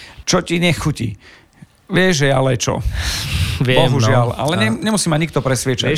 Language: Slovak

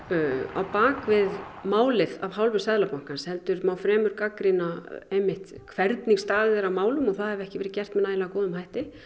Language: Icelandic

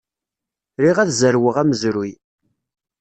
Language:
Kabyle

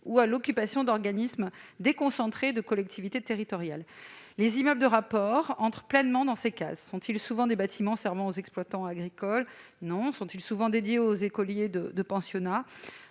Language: French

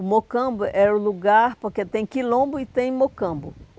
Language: Portuguese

